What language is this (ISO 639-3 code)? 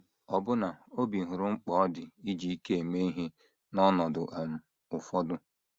ibo